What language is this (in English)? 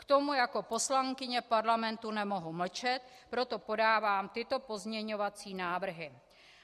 Czech